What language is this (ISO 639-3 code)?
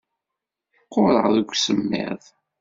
kab